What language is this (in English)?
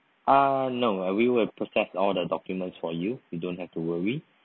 English